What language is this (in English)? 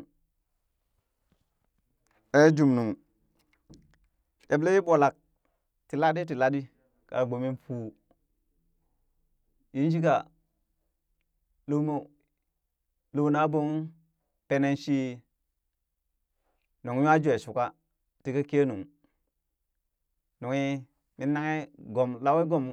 Burak